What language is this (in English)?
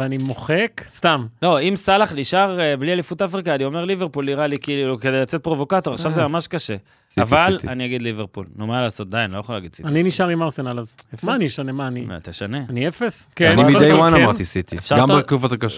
Hebrew